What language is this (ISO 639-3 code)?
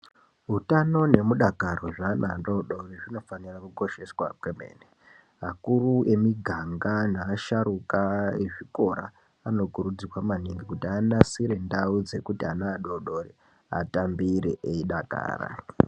ndc